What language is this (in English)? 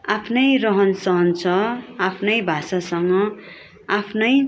Nepali